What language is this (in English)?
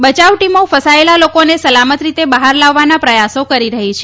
Gujarati